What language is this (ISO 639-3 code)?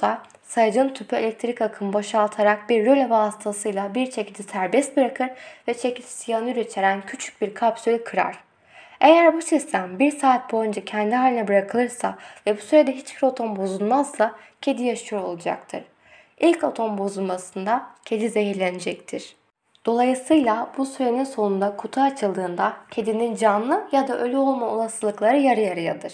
tur